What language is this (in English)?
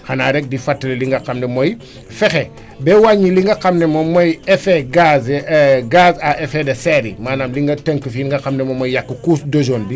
Wolof